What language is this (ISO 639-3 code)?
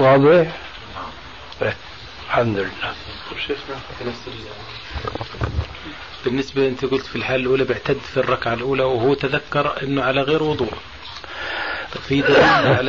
ara